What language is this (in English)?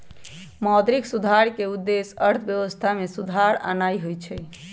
Magahi